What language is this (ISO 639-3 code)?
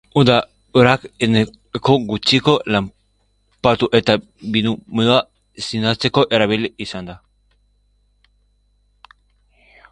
eus